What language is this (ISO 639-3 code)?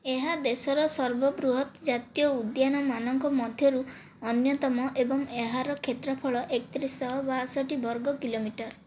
ori